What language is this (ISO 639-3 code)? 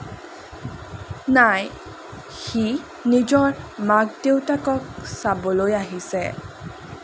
asm